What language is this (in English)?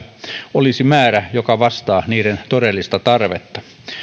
Finnish